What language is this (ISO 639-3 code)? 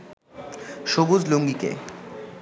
ben